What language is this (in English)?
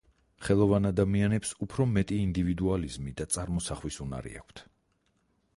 Georgian